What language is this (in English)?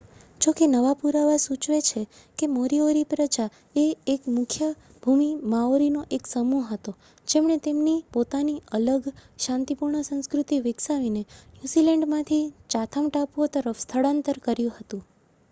Gujarati